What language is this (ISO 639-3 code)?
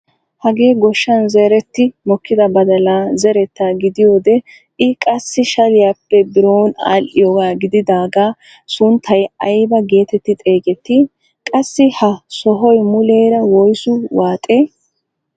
wal